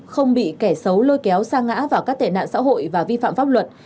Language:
Vietnamese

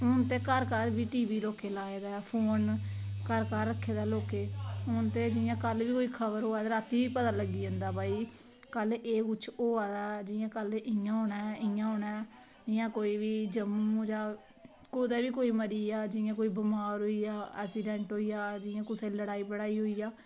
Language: Dogri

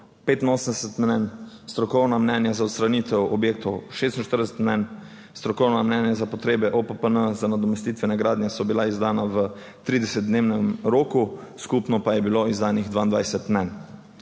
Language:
Slovenian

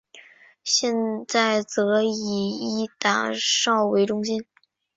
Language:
Chinese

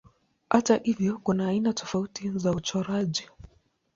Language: Swahili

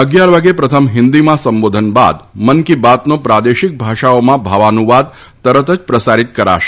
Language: Gujarati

